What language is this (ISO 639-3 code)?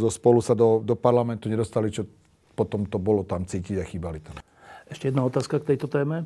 slk